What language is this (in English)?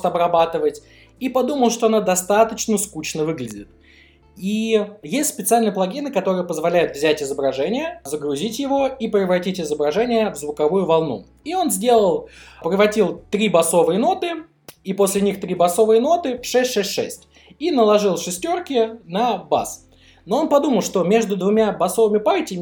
Russian